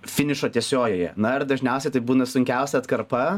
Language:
Lithuanian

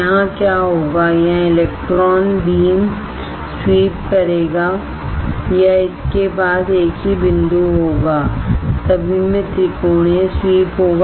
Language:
Hindi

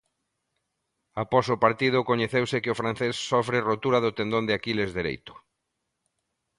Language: Galician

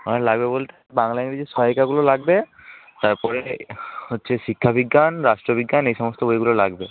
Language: Bangla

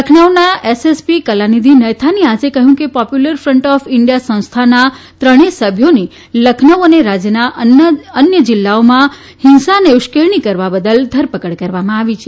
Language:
Gujarati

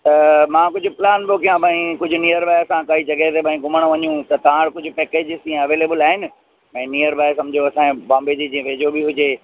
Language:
Sindhi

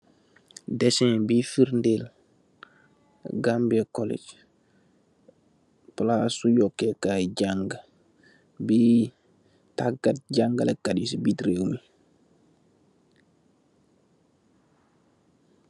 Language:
Wolof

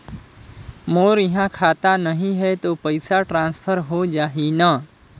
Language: Chhattisgarhi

